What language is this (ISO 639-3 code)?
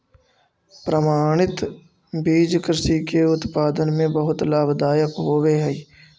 mag